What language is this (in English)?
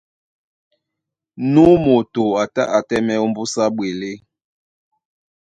Duala